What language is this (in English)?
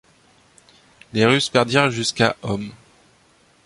French